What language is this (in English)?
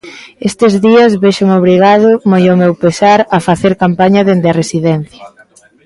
Galician